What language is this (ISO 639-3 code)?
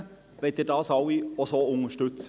gsw